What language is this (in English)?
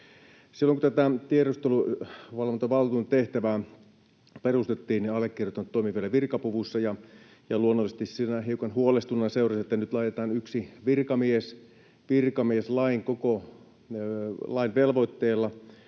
Finnish